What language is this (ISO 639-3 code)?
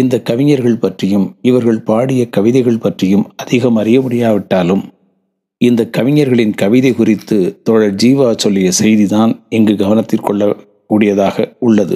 tam